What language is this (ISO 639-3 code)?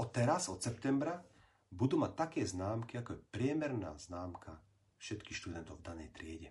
slk